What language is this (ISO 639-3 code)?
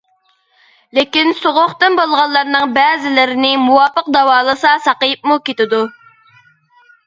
uig